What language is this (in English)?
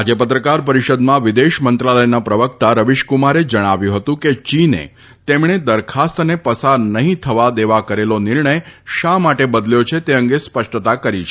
Gujarati